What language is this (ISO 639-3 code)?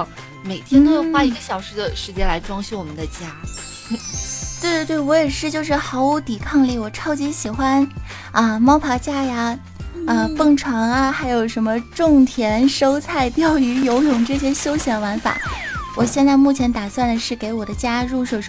zho